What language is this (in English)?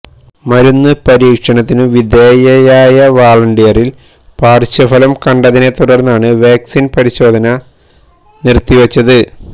Malayalam